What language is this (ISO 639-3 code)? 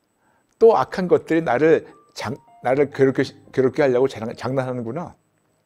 kor